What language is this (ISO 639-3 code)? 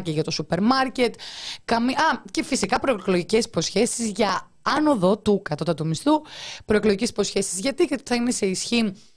ell